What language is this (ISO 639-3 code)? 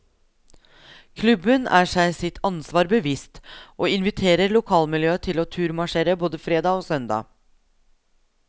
nor